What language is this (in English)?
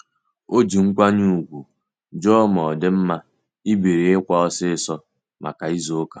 Igbo